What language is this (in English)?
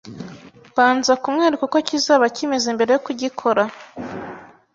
Kinyarwanda